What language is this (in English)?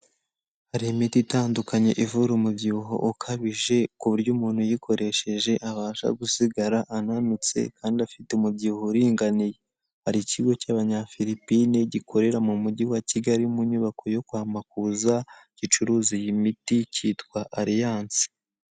Kinyarwanda